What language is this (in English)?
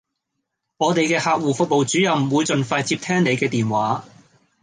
Cantonese